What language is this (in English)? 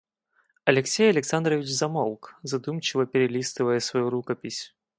Russian